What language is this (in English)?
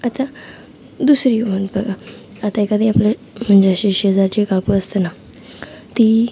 Marathi